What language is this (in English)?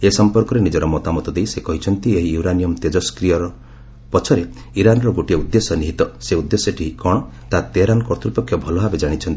Odia